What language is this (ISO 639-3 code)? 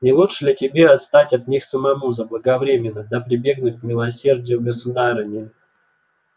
rus